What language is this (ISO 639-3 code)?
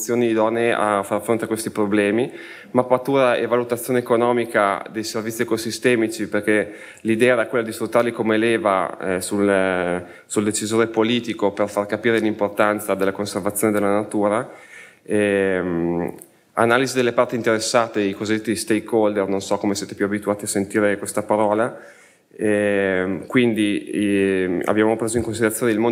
ita